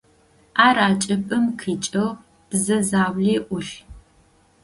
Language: Adyghe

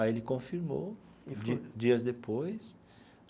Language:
Portuguese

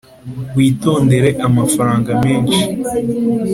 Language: Kinyarwanda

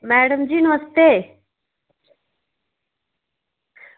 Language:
Dogri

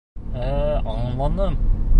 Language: Bashkir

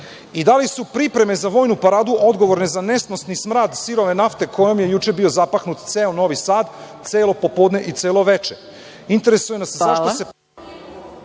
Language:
Serbian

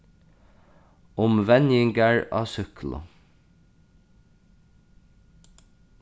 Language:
Faroese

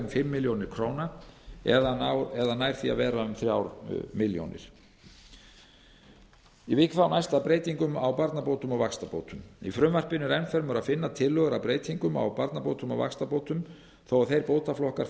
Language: Icelandic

